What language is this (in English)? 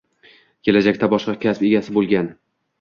Uzbek